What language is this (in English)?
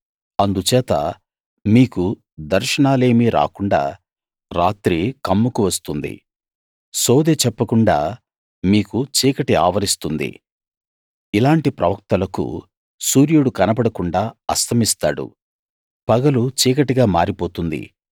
Telugu